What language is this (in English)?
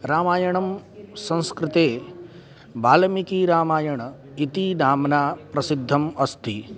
Sanskrit